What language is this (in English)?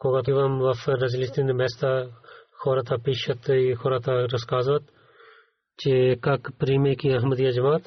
Bulgarian